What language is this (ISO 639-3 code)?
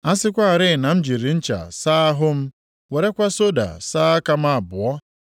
ibo